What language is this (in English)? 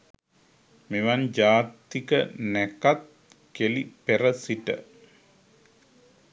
Sinhala